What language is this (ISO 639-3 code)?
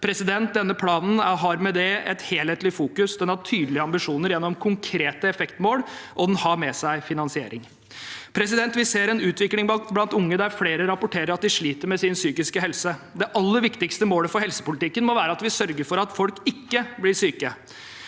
nor